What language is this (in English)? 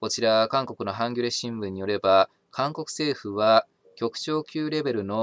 Japanese